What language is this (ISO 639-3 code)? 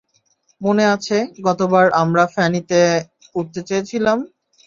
ben